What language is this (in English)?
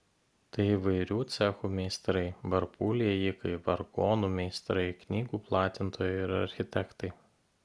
Lithuanian